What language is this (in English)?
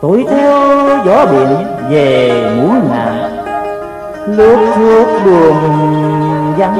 Vietnamese